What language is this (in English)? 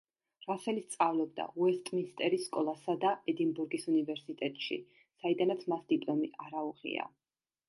Georgian